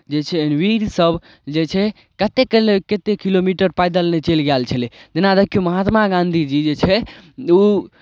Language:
Maithili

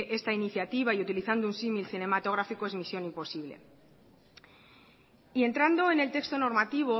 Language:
Spanish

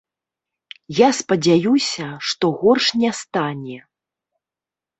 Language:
Belarusian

